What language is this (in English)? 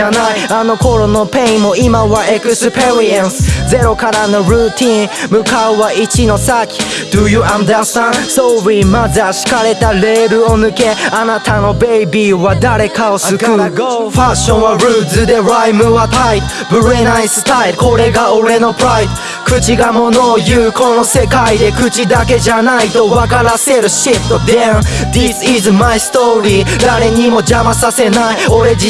Japanese